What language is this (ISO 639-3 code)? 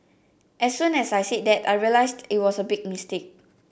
eng